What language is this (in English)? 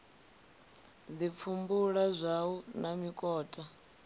Venda